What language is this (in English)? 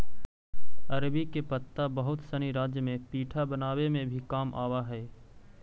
Magahi